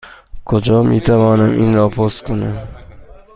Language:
Persian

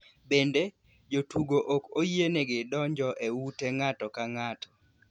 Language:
Luo (Kenya and Tanzania)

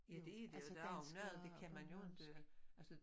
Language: Danish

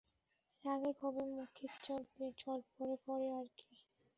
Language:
Bangla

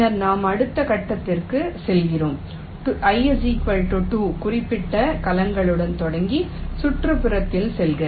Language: Tamil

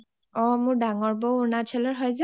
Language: Assamese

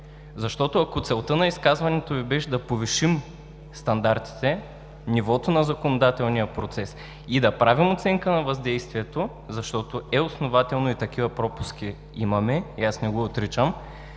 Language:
Bulgarian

